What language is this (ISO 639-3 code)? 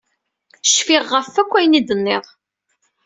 kab